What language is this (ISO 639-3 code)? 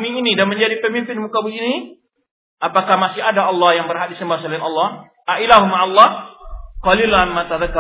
ind